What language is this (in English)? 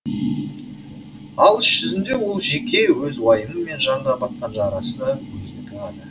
Kazakh